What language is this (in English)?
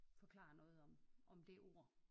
Danish